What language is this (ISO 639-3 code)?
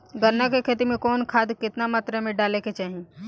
bho